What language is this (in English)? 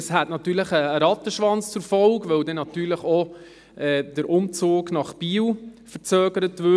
Swiss German